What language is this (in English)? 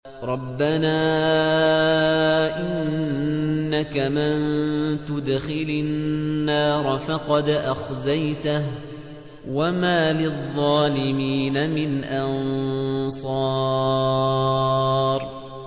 Arabic